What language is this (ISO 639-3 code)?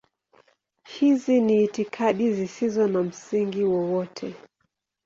swa